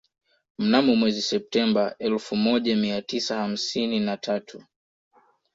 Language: Swahili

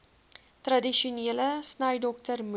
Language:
Afrikaans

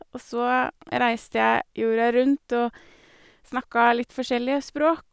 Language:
Norwegian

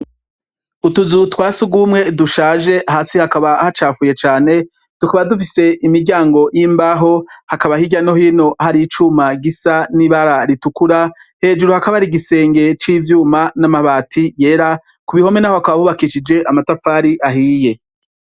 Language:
Rundi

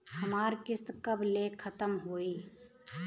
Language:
Bhojpuri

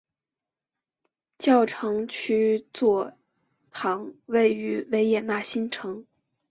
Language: Chinese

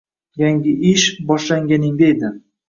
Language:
Uzbek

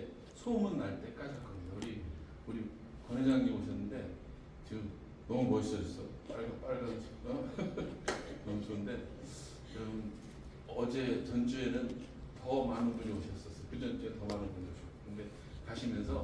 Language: Korean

